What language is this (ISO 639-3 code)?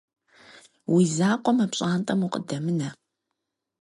kbd